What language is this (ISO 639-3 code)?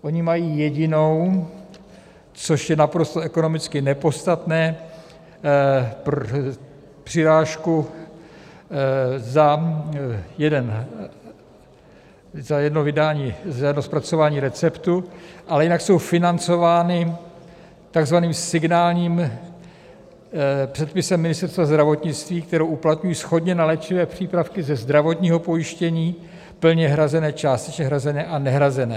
ces